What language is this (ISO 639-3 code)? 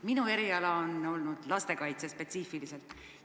est